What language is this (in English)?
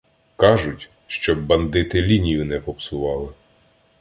Ukrainian